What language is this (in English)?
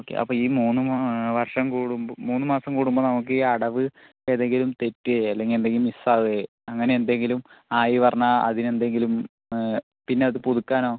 Malayalam